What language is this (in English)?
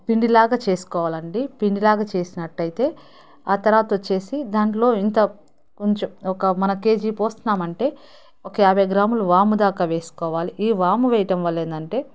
Telugu